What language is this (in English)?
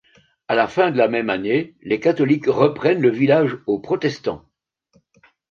French